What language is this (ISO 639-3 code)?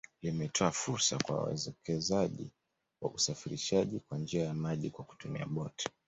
swa